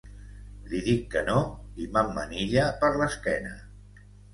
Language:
Catalan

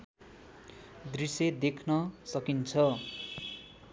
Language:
Nepali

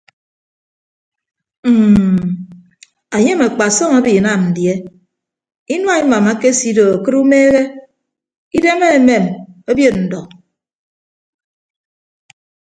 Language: Ibibio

